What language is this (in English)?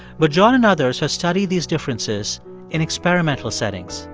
English